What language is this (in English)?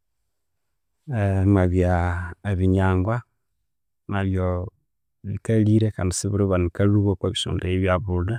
Konzo